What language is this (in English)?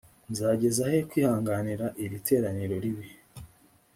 Kinyarwanda